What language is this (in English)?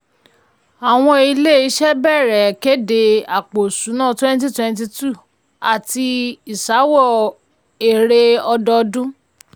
Yoruba